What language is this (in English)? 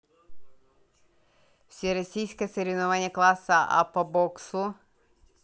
Russian